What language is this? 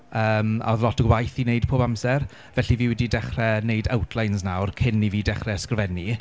Welsh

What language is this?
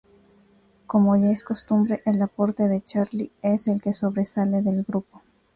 Spanish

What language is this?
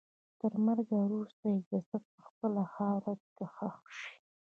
Pashto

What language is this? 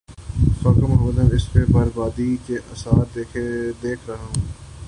Urdu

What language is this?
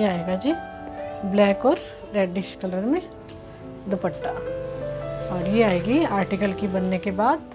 Hindi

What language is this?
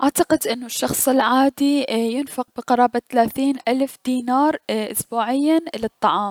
Mesopotamian Arabic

